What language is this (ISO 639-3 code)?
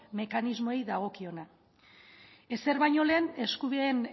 eus